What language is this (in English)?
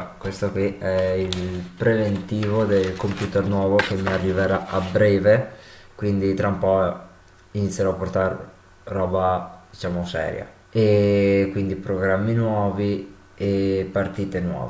Italian